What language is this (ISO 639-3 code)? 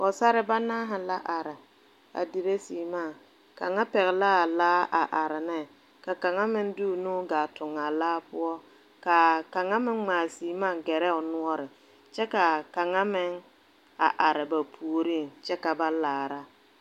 dga